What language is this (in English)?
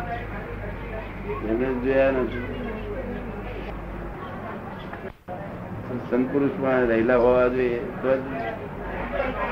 Gujarati